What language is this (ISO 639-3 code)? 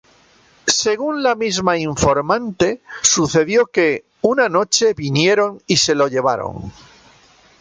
spa